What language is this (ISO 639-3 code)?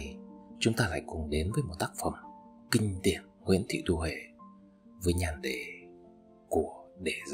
vie